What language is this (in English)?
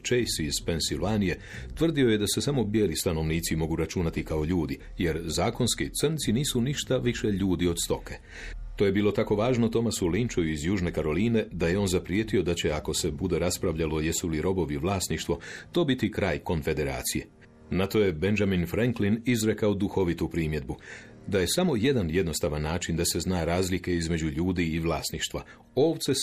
Croatian